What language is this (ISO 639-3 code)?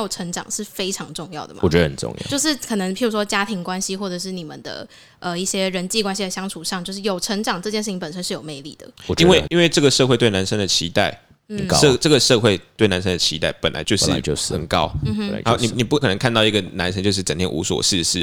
zho